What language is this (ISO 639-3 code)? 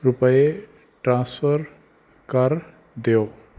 pan